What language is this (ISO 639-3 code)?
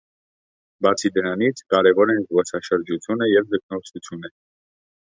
hye